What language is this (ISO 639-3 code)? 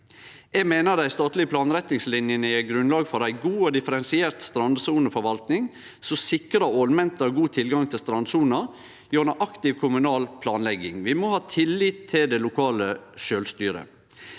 nor